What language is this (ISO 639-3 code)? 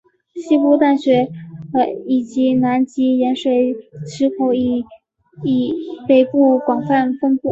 zho